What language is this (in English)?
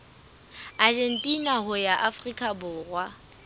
Southern Sotho